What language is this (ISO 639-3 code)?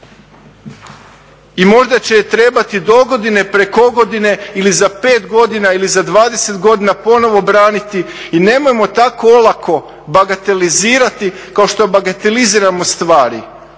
hrv